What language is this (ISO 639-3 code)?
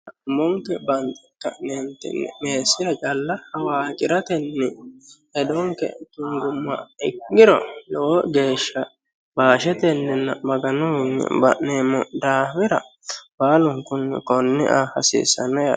sid